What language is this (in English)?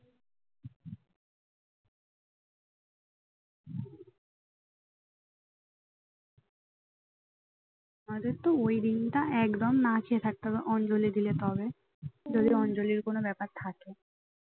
Bangla